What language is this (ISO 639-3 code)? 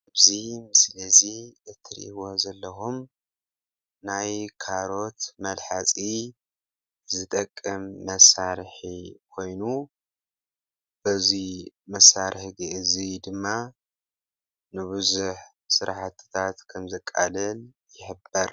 tir